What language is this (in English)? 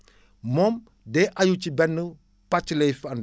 Wolof